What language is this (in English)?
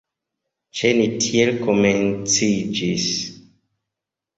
Esperanto